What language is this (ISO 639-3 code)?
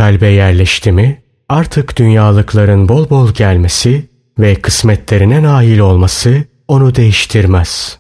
tur